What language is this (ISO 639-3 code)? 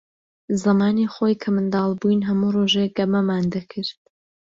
ckb